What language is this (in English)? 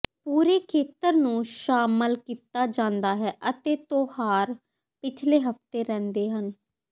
Punjabi